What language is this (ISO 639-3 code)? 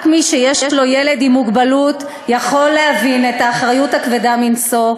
heb